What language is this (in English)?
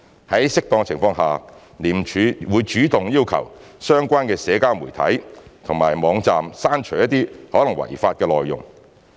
Cantonese